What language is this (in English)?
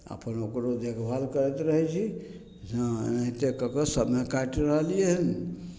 Maithili